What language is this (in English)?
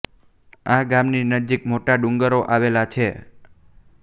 Gujarati